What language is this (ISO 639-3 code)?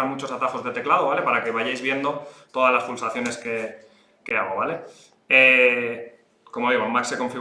spa